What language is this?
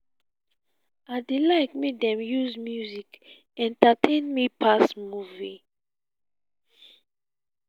Nigerian Pidgin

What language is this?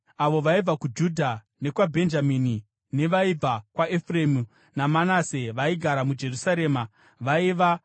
Shona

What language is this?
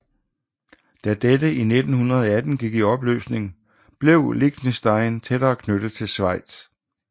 Danish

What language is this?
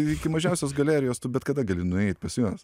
Lithuanian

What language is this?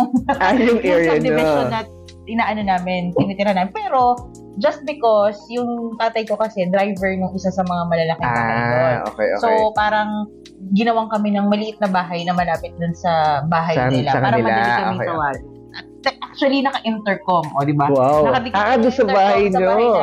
Filipino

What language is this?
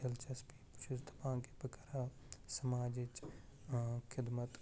Kashmiri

